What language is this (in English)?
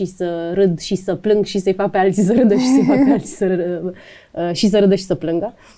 Romanian